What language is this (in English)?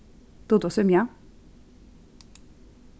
Faroese